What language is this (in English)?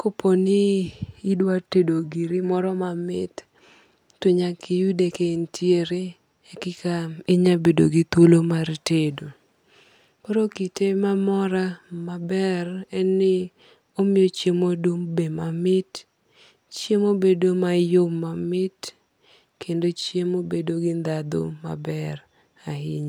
Luo (Kenya and Tanzania)